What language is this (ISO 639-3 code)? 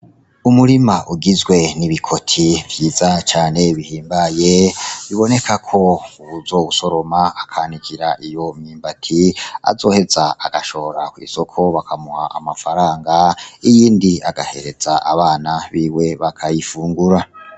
run